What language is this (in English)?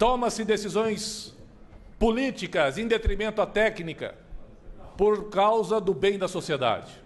Portuguese